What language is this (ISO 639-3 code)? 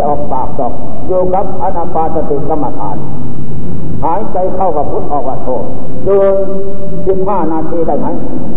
tha